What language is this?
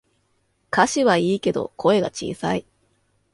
Japanese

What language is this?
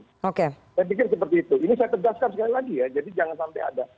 Indonesian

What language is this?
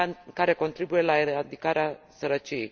Romanian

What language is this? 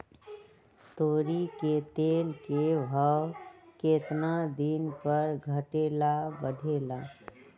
Magahi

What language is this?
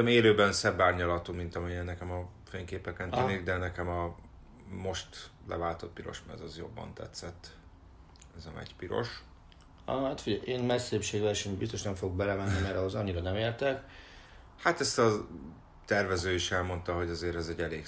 Hungarian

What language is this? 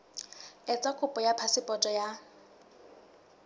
Southern Sotho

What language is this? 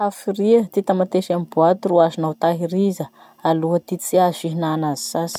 Masikoro Malagasy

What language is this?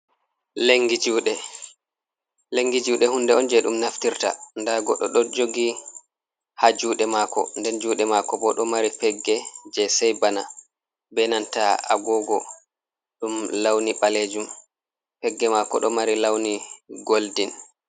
Fula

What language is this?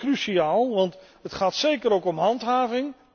Dutch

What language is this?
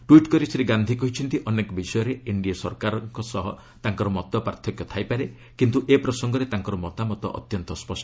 Odia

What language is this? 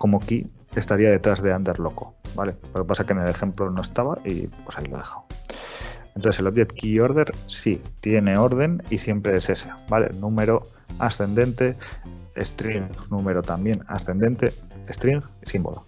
Spanish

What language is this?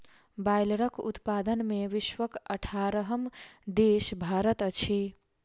Maithili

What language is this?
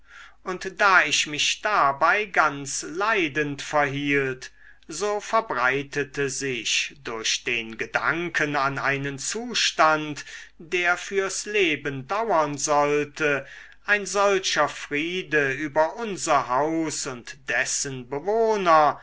German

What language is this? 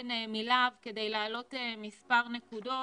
Hebrew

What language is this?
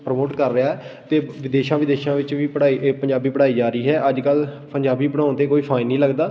Punjabi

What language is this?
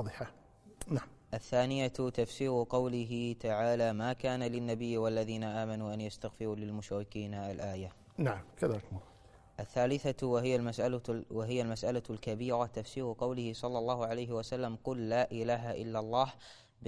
Arabic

